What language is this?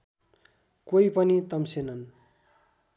Nepali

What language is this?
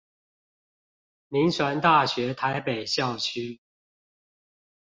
Chinese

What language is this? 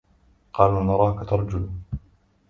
Arabic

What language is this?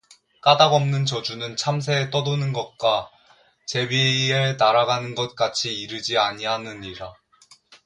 Korean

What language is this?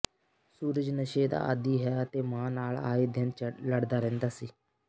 Punjabi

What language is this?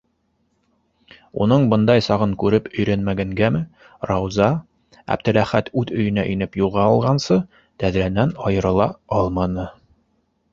Bashkir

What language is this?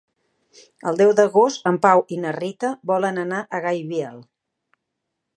Catalan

